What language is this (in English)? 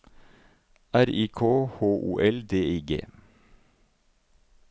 Norwegian